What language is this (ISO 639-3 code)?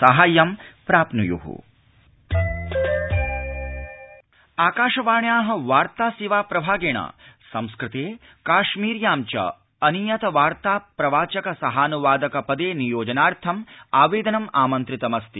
san